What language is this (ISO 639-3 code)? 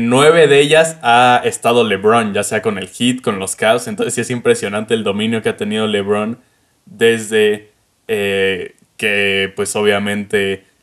spa